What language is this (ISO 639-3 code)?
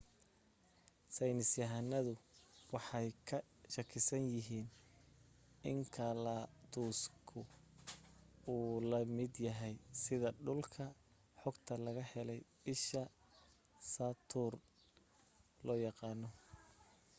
som